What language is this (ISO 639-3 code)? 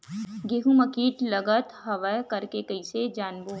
hne